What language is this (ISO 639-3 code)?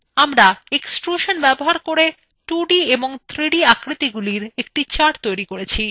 ben